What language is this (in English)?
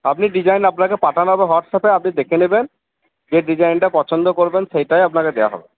Bangla